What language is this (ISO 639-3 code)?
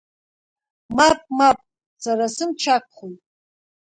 abk